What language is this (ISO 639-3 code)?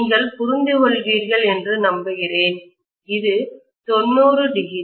tam